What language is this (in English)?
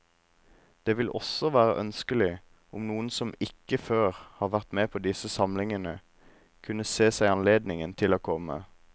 Norwegian